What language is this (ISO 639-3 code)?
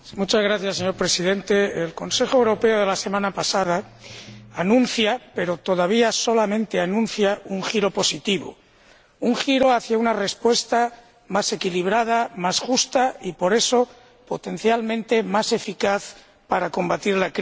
spa